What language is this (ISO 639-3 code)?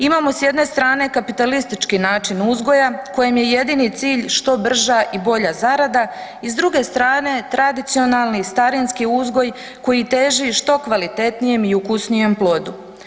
hrv